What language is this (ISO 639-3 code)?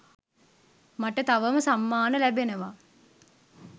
sin